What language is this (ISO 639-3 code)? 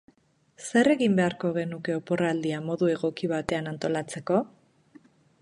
eus